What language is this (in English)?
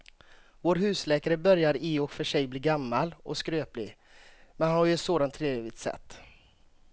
Swedish